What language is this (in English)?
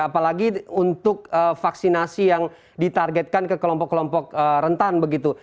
Indonesian